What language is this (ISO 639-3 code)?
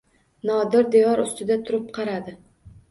uzb